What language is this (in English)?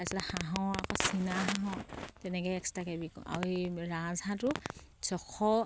Assamese